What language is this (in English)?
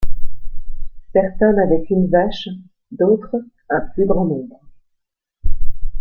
French